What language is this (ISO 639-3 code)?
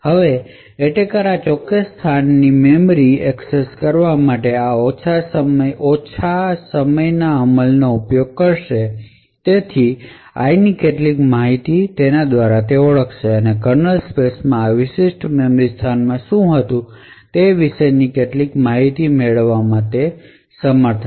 guj